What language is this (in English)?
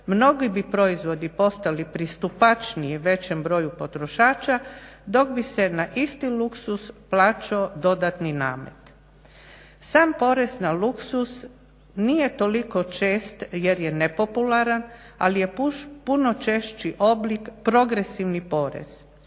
Croatian